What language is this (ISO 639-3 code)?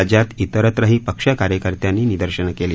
mar